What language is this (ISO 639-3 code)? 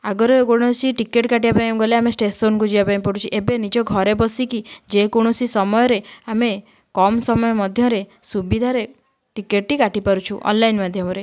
ori